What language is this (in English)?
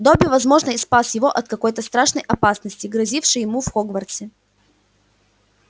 Russian